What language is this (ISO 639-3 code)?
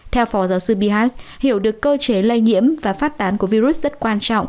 vie